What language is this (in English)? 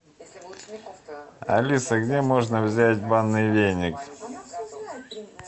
Russian